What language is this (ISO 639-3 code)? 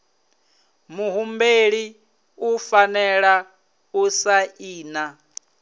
ven